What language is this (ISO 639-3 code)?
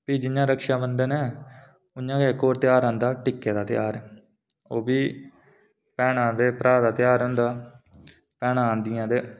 doi